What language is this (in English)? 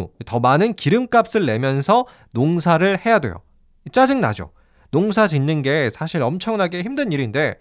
Korean